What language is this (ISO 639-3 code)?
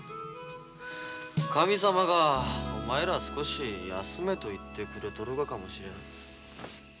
jpn